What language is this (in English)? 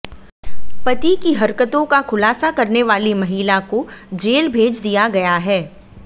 Hindi